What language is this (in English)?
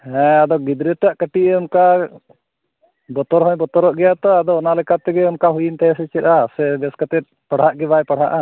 Santali